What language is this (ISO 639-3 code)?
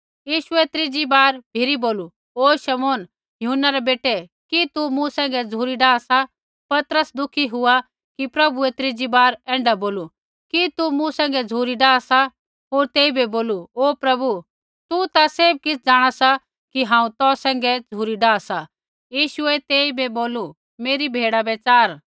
kfx